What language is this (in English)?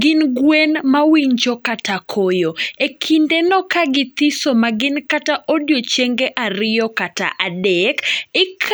Luo (Kenya and Tanzania)